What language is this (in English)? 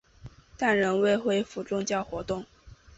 Chinese